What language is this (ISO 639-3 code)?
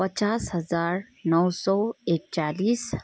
nep